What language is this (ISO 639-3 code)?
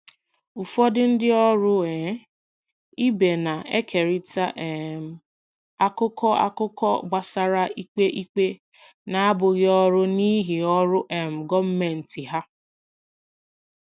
ibo